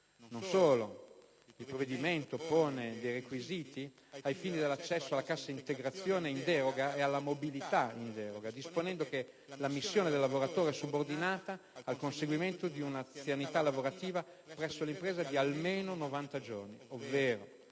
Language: Italian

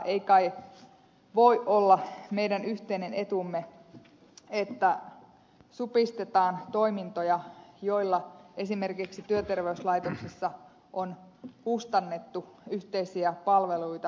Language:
Finnish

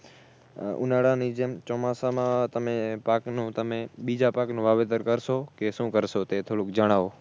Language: Gujarati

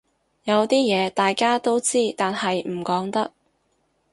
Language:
Cantonese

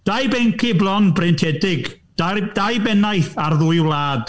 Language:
Welsh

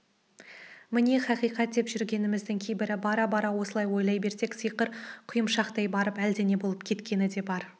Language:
Kazakh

